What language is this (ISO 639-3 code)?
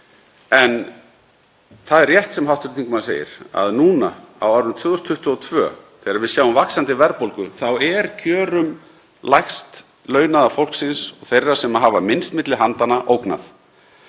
isl